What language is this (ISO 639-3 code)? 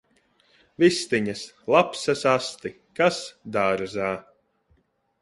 lav